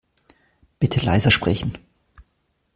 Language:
German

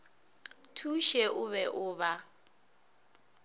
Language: Northern Sotho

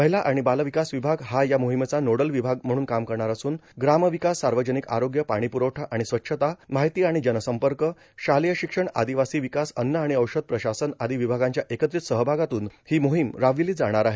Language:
Marathi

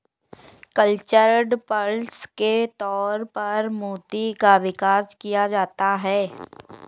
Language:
Hindi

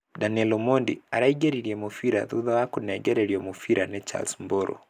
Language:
Kikuyu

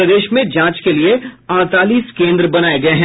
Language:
Hindi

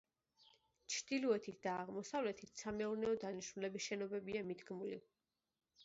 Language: Georgian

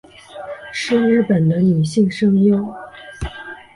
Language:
Chinese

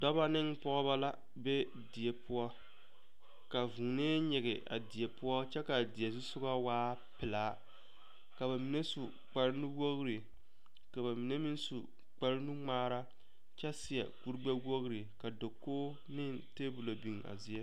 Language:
Southern Dagaare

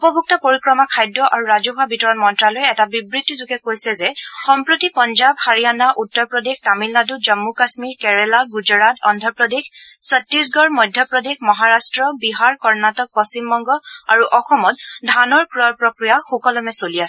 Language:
Assamese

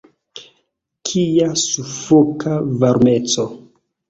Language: Esperanto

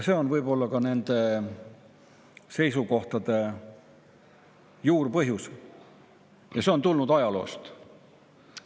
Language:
Estonian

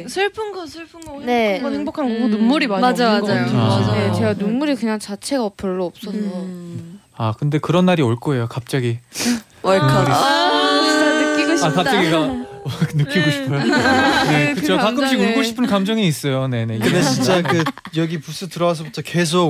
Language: Korean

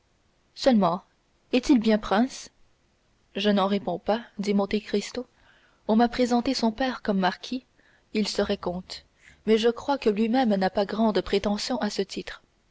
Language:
French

